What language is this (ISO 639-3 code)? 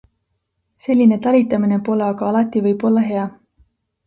est